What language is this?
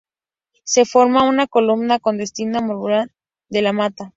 Spanish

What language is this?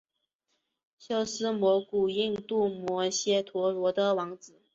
Chinese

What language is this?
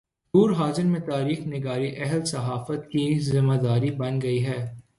Urdu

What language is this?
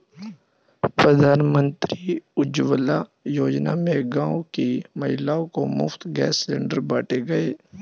Hindi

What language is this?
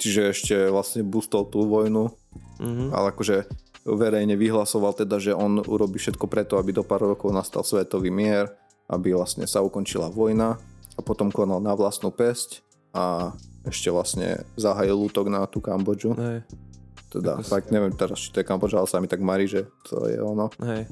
Slovak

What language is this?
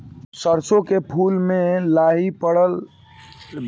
Bhojpuri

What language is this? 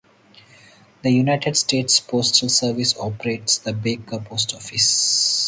English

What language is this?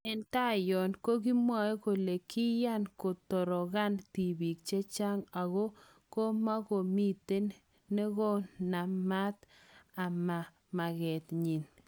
Kalenjin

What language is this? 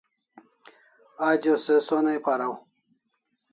Kalasha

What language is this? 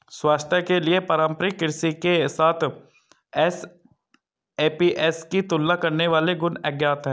Hindi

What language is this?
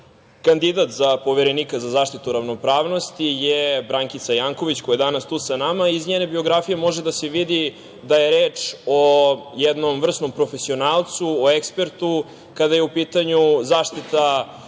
Serbian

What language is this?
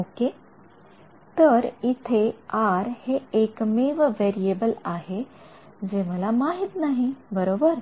Marathi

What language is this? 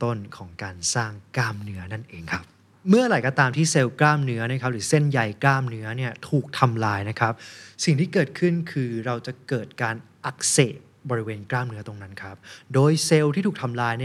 Thai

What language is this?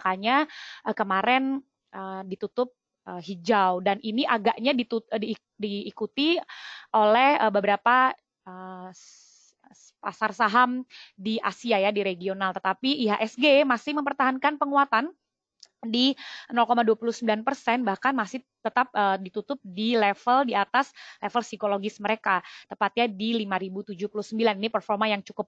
Indonesian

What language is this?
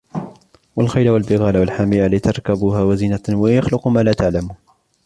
Arabic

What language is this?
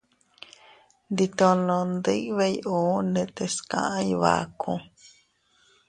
Teutila Cuicatec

